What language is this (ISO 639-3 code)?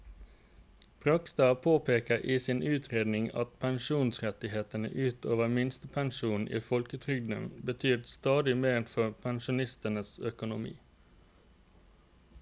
nor